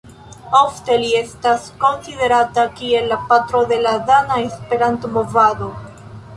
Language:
Esperanto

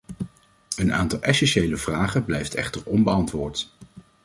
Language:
Dutch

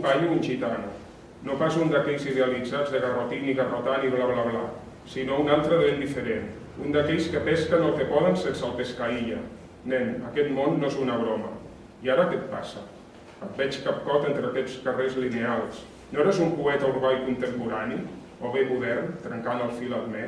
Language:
Catalan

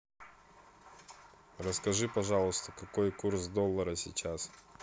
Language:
Russian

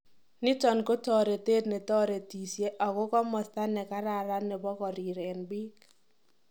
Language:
Kalenjin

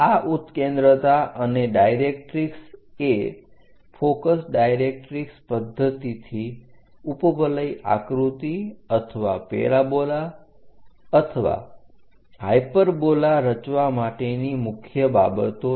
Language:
Gujarati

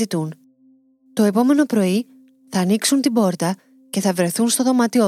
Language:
Greek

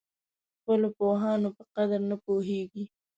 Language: Pashto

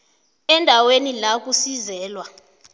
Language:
South Ndebele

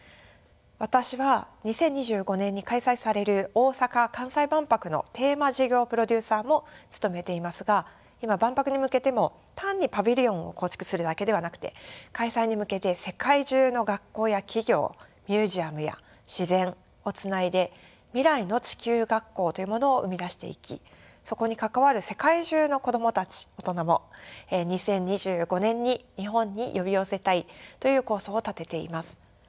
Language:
Japanese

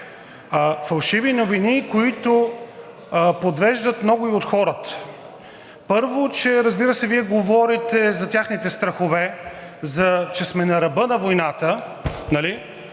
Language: Bulgarian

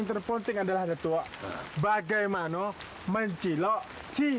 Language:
Indonesian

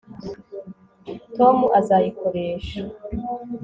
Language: Kinyarwanda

